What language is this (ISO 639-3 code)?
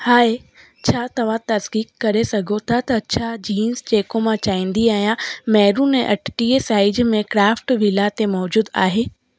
snd